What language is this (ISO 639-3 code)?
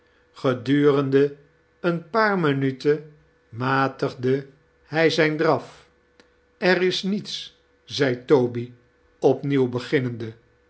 nld